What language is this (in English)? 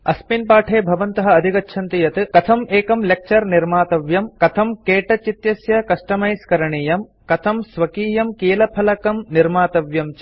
Sanskrit